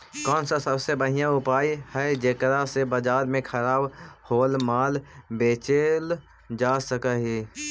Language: Magahi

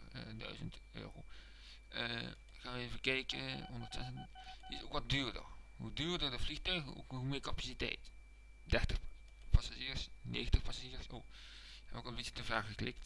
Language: Dutch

